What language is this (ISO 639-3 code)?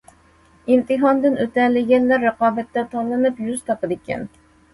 uig